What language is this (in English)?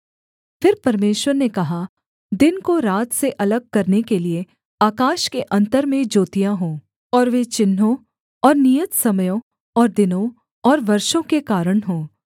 Hindi